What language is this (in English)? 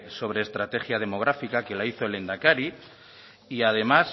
Spanish